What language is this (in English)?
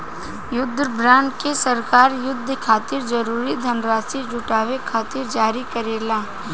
Bhojpuri